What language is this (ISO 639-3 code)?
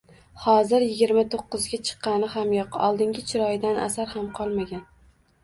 uzb